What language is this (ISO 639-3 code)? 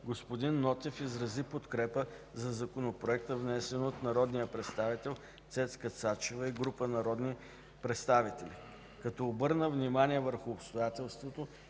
bul